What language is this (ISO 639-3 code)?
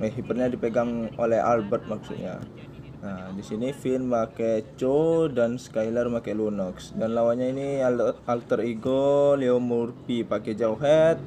ind